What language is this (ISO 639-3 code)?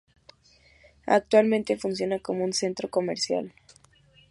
spa